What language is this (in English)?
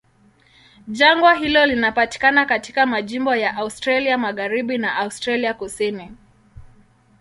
Swahili